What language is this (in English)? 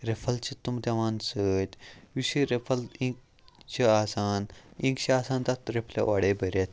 Kashmiri